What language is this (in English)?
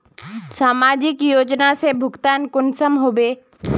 Magahi